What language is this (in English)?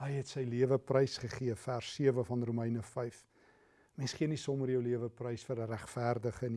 Dutch